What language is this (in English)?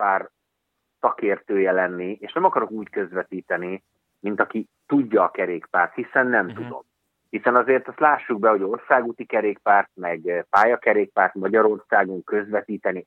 Hungarian